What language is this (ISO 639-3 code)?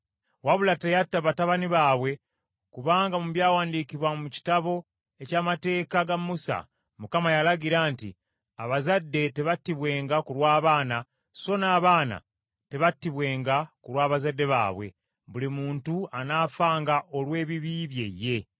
lug